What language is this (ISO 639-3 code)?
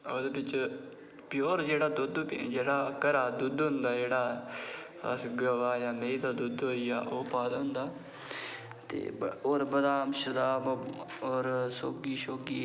doi